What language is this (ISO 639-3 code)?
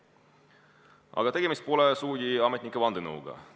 est